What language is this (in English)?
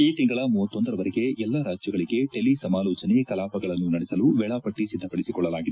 Kannada